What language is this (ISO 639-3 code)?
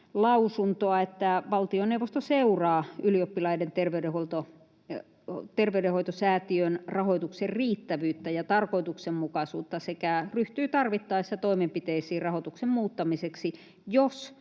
fin